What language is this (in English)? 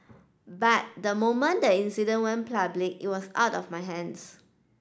English